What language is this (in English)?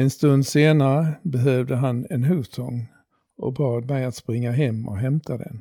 Swedish